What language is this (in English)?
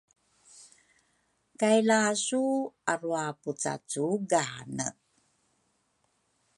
Rukai